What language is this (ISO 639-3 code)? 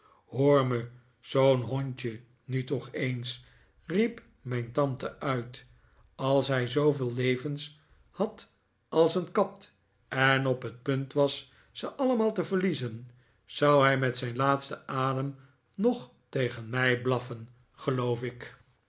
nld